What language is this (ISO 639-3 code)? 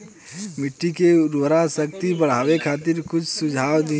bho